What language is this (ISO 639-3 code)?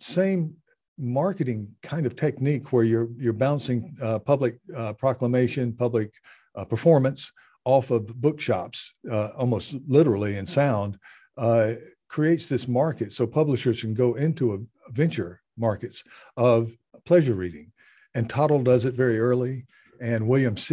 eng